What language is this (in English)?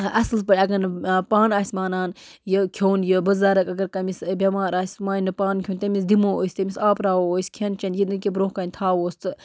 Kashmiri